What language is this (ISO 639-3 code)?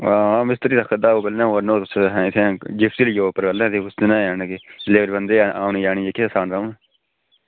doi